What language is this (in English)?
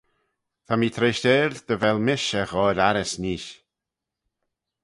Manx